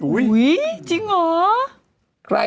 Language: Thai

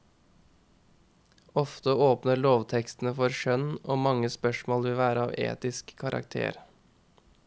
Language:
Norwegian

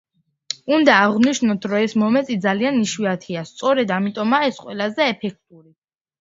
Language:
Georgian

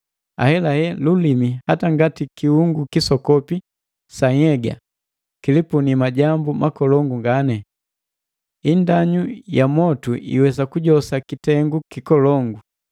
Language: Matengo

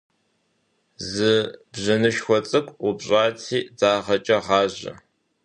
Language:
Kabardian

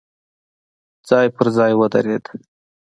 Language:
Pashto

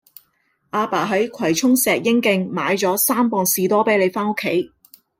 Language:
Cantonese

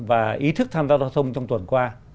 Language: Vietnamese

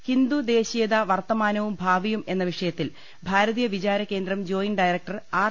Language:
Malayalam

